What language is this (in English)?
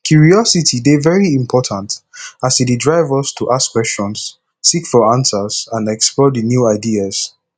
Nigerian Pidgin